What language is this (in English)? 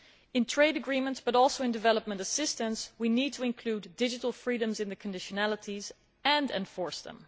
English